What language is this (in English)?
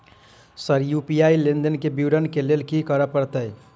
Maithili